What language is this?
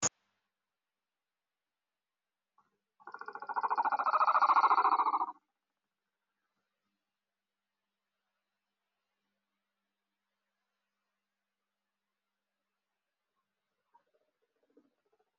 Somali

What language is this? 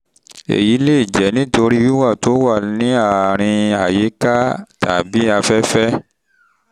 Yoruba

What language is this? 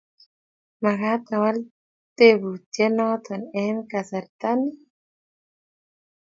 Kalenjin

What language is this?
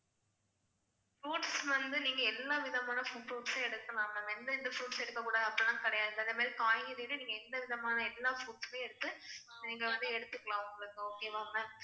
Tamil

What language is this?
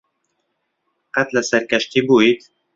Central Kurdish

